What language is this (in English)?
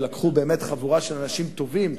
Hebrew